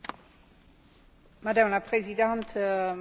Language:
Slovak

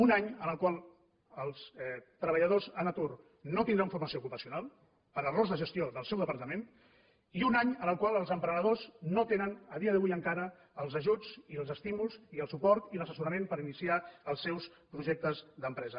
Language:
Catalan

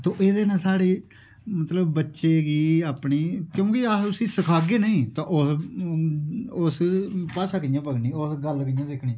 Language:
Dogri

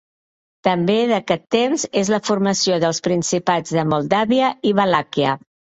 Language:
Catalan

